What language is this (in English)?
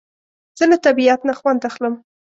Pashto